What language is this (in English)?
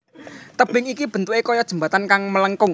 Javanese